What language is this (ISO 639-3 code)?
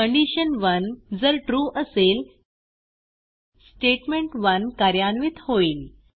mar